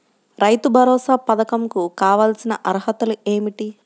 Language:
Telugu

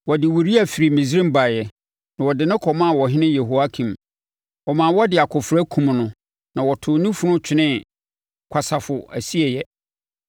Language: Akan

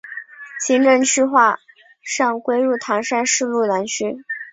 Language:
Chinese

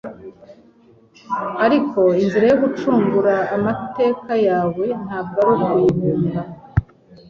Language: Kinyarwanda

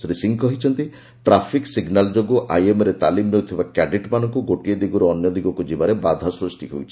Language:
Odia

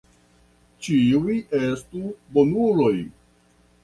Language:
Esperanto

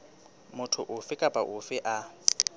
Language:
Southern Sotho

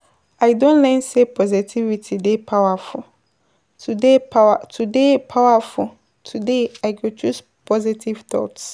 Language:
Nigerian Pidgin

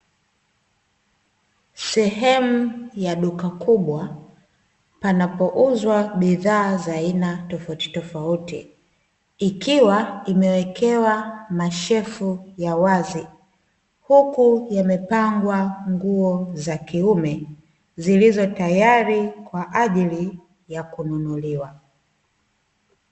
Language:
Swahili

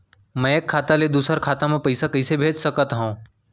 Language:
Chhattisgarhi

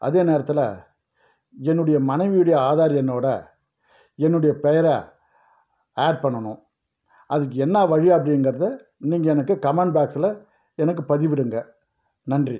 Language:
Tamil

